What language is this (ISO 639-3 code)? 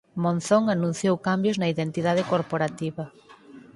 glg